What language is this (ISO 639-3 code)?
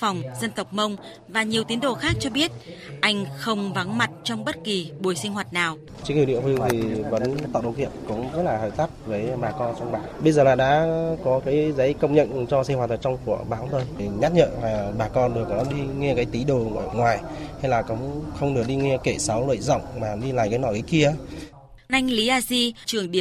vie